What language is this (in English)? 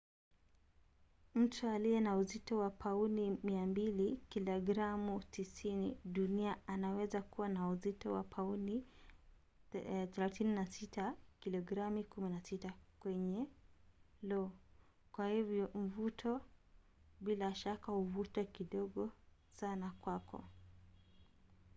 Swahili